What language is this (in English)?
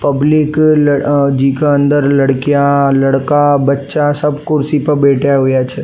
Rajasthani